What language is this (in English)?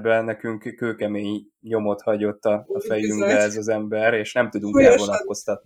Hungarian